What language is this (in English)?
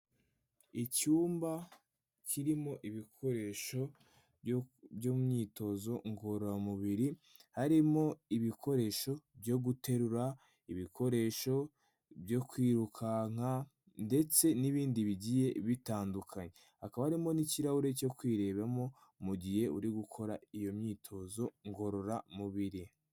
Kinyarwanda